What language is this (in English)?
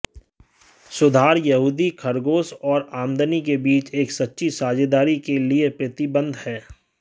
Hindi